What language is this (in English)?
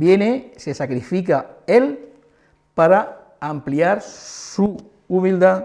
Spanish